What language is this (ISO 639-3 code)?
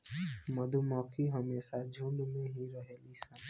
bho